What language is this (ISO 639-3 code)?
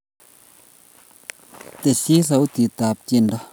kln